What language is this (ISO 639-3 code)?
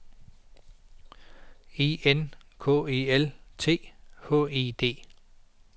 dan